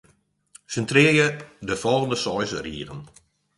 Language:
Western Frisian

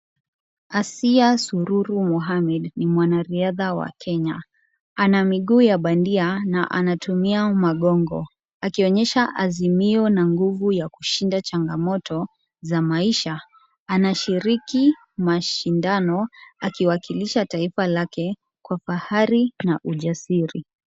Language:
Swahili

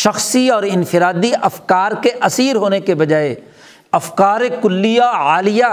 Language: Urdu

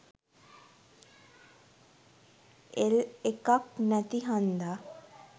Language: Sinhala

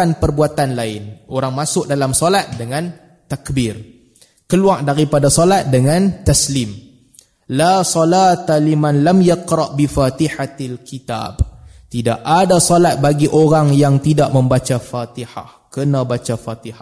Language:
Malay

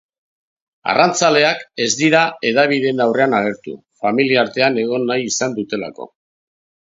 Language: Basque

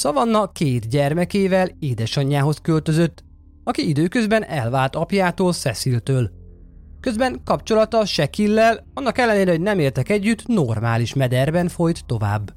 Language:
Hungarian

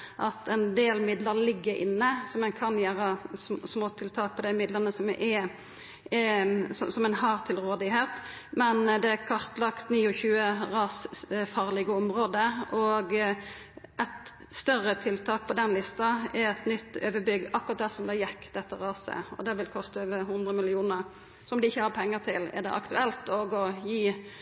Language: Norwegian Nynorsk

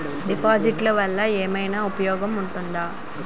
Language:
Telugu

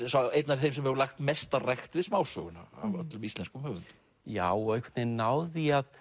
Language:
Icelandic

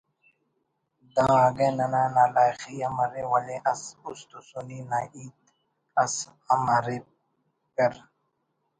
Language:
Brahui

